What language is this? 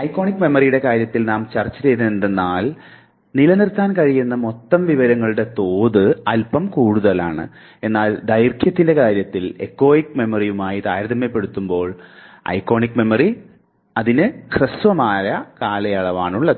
Malayalam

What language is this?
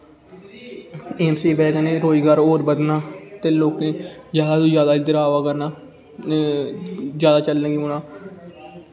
Dogri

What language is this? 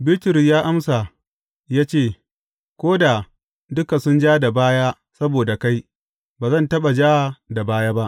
Hausa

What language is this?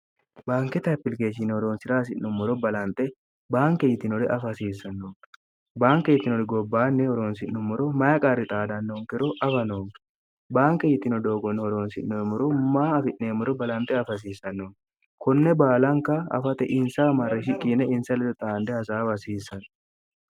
Sidamo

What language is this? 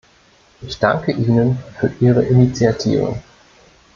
German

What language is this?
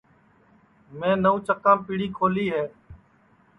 Sansi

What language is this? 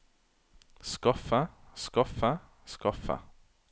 Norwegian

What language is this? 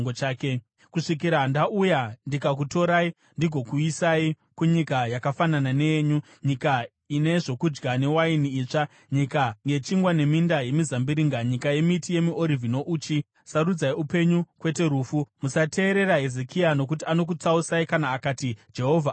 Shona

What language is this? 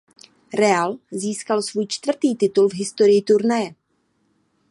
Czech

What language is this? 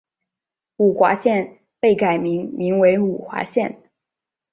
Chinese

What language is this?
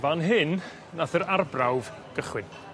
Welsh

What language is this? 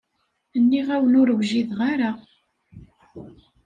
Kabyle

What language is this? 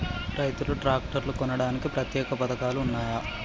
Telugu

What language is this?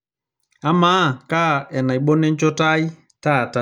Masai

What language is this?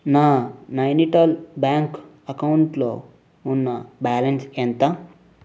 Telugu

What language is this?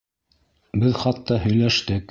Bashkir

